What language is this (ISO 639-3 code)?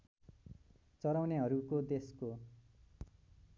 nep